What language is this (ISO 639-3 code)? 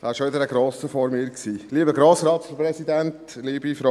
gsw